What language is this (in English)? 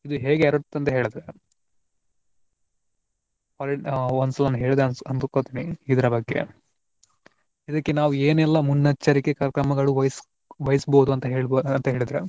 Kannada